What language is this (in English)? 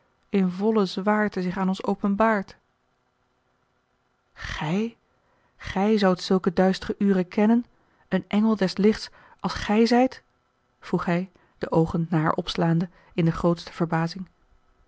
Dutch